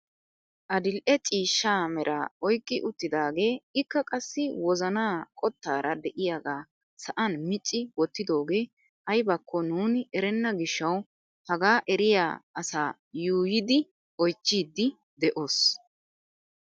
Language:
Wolaytta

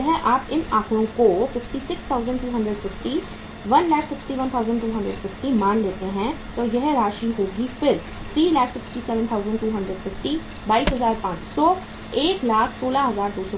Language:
Hindi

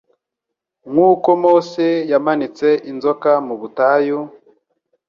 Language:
Kinyarwanda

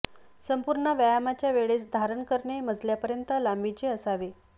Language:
Marathi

